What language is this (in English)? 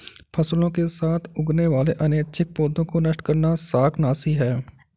Hindi